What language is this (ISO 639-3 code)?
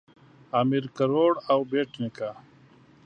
pus